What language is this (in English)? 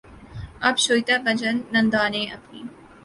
Urdu